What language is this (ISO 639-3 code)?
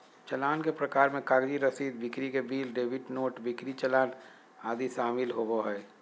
mag